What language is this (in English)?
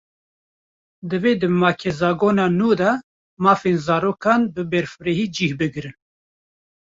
Kurdish